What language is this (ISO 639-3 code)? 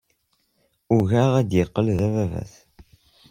kab